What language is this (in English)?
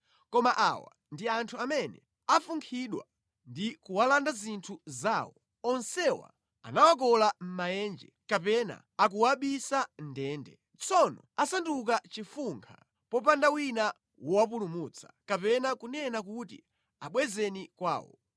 Nyanja